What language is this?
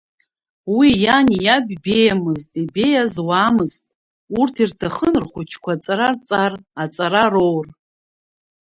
Abkhazian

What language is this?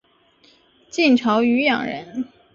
Chinese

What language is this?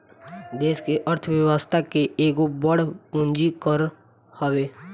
Bhojpuri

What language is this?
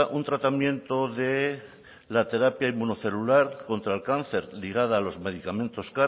Spanish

